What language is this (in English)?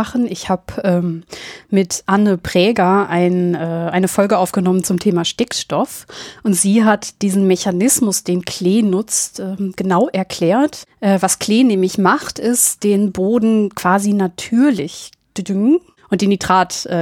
German